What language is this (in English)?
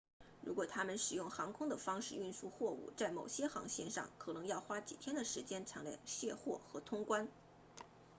Chinese